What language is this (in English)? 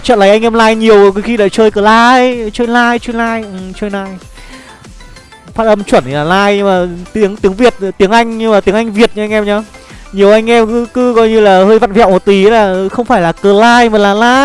Vietnamese